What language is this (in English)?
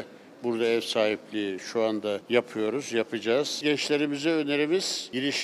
Turkish